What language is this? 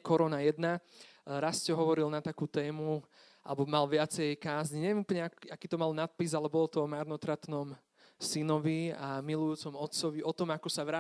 Slovak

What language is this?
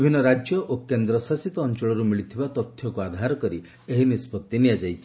Odia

